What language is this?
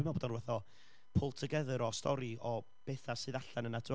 Welsh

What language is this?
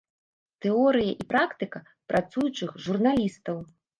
Belarusian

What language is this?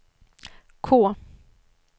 Swedish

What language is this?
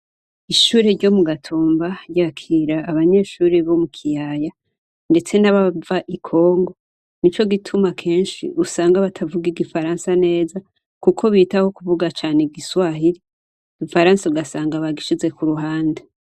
Rundi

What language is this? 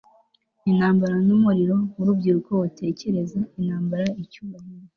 Kinyarwanda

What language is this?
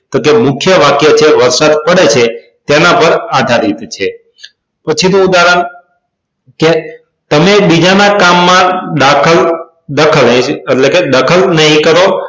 Gujarati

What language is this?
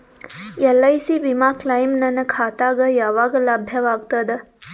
Kannada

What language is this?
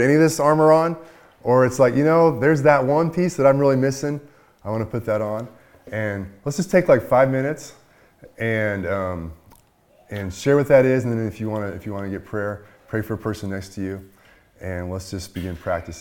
English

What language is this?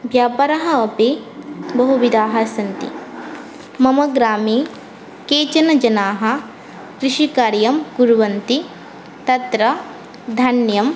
Sanskrit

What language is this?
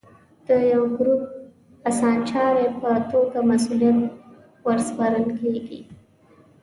Pashto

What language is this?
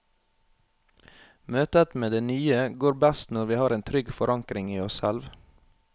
Norwegian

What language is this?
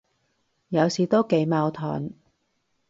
Cantonese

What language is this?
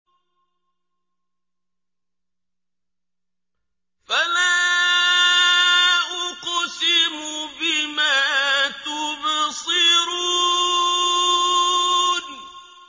Arabic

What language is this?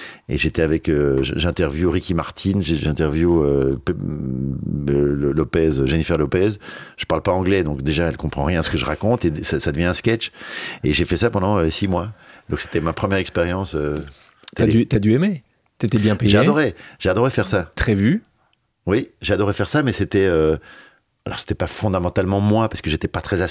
French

